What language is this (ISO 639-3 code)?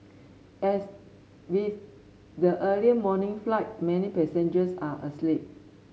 eng